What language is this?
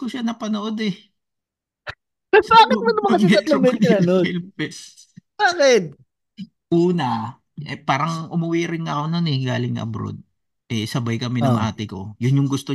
Filipino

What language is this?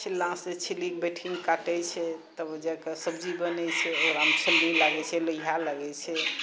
Maithili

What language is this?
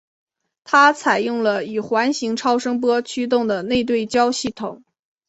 Chinese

